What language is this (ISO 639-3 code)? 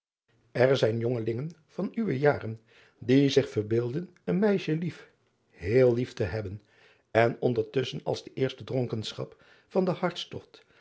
nld